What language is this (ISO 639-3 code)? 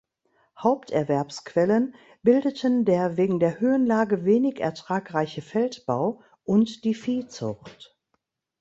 deu